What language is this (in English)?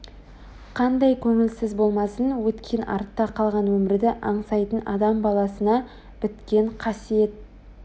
Kazakh